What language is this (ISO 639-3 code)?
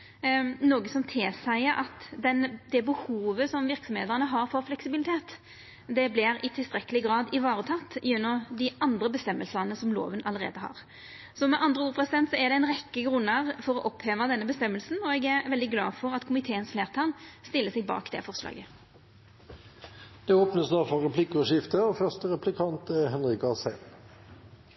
nno